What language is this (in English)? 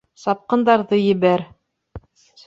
Bashkir